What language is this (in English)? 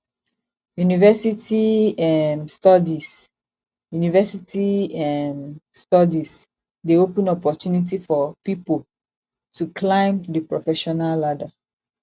Nigerian Pidgin